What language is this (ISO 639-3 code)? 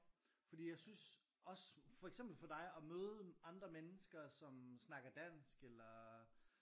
dan